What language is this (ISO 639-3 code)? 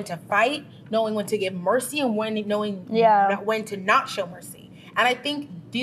eng